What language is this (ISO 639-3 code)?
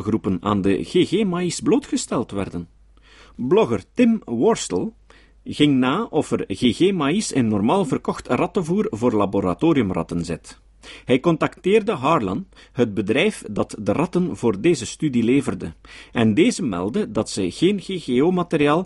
nld